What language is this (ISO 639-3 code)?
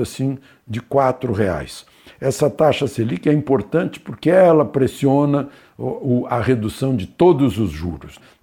por